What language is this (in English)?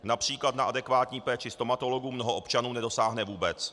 Czech